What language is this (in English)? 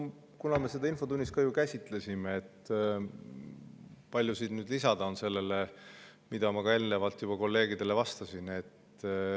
Estonian